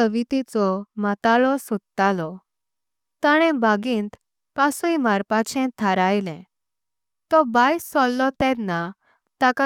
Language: Konkani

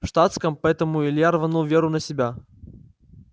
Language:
Russian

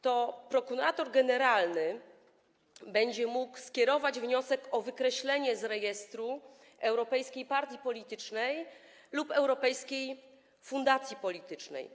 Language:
Polish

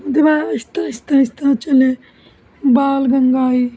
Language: Dogri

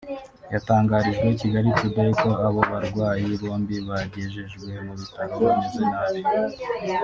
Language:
Kinyarwanda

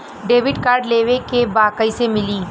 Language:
Bhojpuri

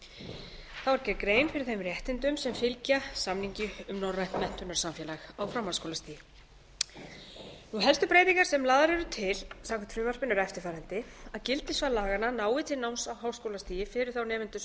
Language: Icelandic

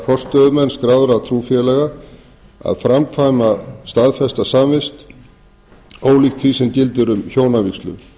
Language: Icelandic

